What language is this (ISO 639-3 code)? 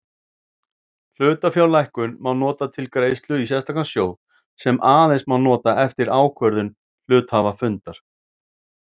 isl